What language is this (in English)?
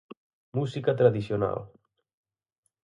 Galician